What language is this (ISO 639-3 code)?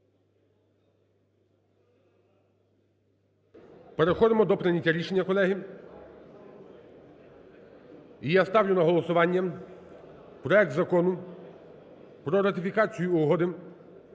ukr